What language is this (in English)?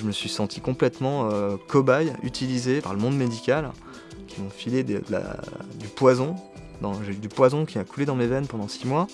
French